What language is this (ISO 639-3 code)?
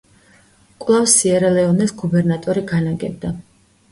kat